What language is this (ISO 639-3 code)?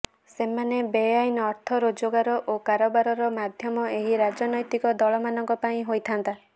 ori